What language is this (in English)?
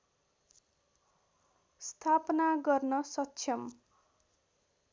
Nepali